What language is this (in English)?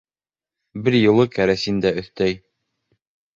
Bashkir